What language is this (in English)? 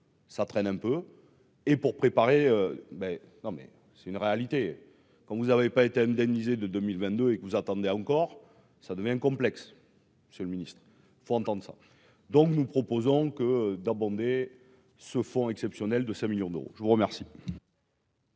French